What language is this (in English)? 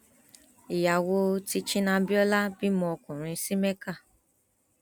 Yoruba